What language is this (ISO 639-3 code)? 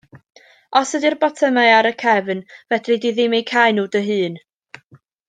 cym